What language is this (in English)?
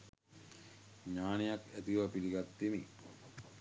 Sinhala